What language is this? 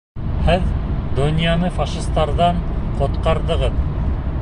Bashkir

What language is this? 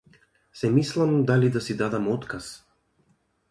Macedonian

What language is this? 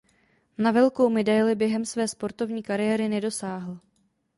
Czech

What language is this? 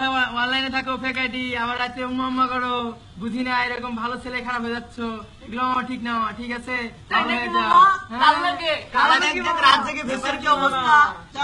Portuguese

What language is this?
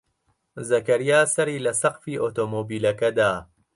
Central Kurdish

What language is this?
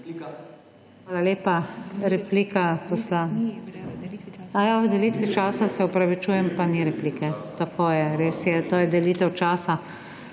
Slovenian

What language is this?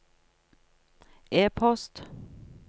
Norwegian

